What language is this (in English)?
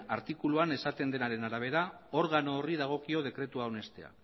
Basque